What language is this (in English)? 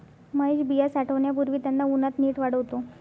Marathi